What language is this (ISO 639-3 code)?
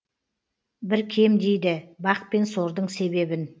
kaz